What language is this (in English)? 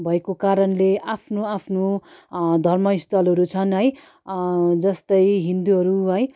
Nepali